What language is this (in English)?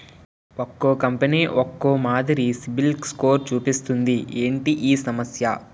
Telugu